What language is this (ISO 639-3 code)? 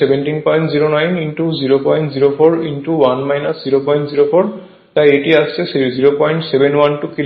ben